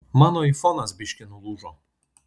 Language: Lithuanian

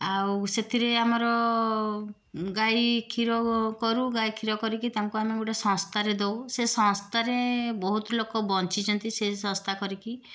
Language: Odia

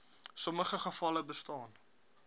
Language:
Afrikaans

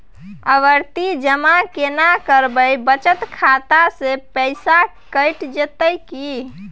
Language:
Maithili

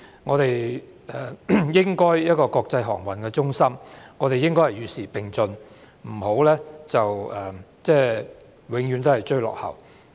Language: Cantonese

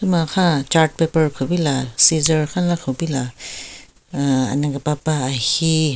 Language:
Southern Rengma Naga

